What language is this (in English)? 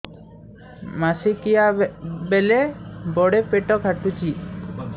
Odia